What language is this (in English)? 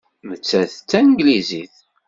Kabyle